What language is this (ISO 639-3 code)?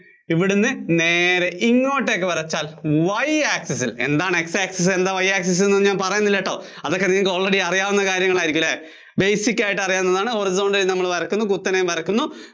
mal